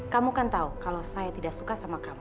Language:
Indonesian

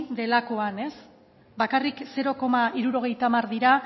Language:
Basque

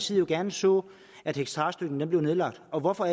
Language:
Danish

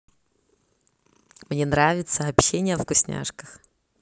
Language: Russian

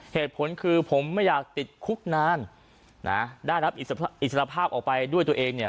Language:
Thai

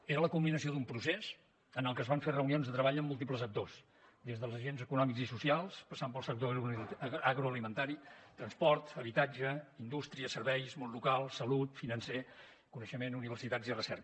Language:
Catalan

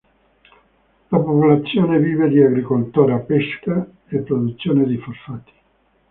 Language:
Italian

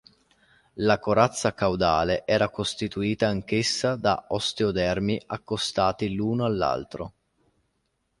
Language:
Italian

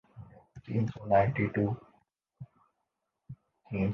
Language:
Urdu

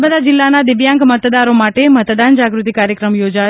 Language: Gujarati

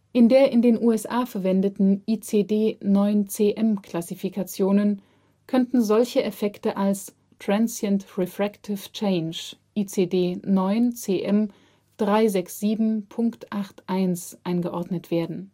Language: German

